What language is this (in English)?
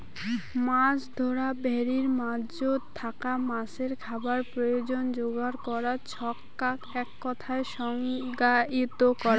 Bangla